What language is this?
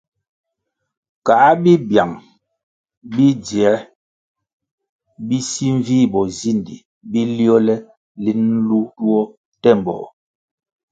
Kwasio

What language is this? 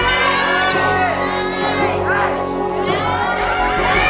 Thai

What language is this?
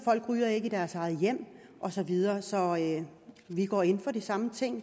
Danish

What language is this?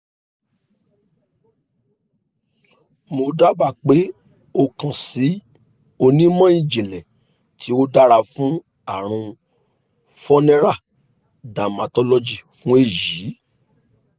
Yoruba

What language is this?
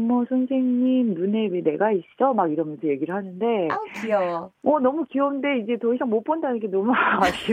Korean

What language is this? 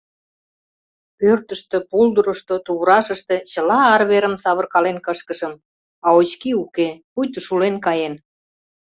Mari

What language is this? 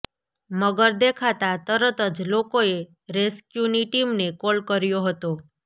Gujarati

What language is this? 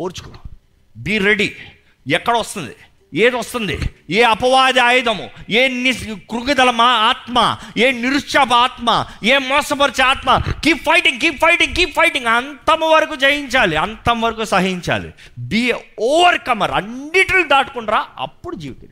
Telugu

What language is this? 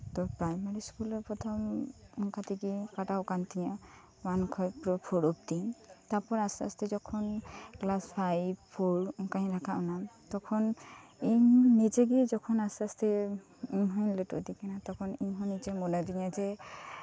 Santali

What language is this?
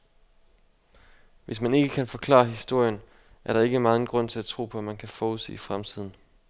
Danish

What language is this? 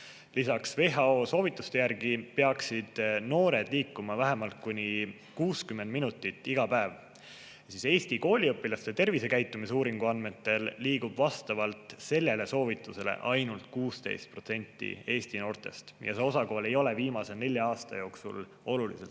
Estonian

